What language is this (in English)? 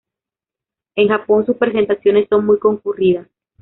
Spanish